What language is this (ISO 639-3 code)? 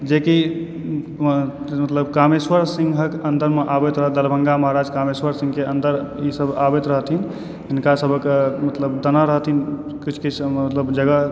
mai